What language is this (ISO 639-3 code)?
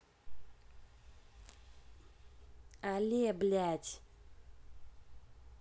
rus